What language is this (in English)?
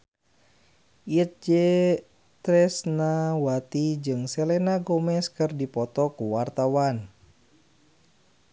Sundanese